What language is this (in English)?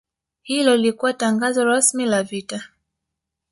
Swahili